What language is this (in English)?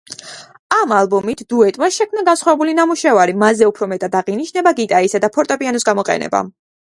Georgian